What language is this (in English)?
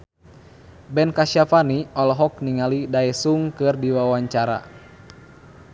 Sundanese